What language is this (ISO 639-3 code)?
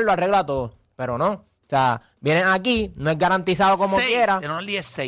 spa